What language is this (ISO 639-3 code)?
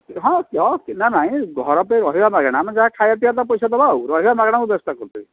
ori